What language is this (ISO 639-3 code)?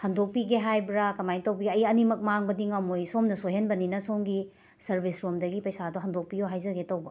mni